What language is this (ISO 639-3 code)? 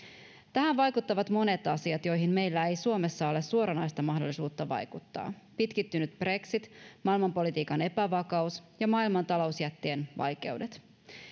fin